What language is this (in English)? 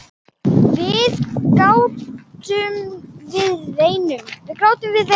Icelandic